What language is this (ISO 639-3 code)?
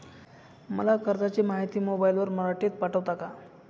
mar